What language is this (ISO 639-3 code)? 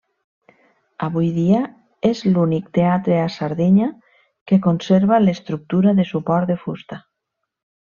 cat